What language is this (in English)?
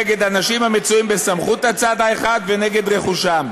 Hebrew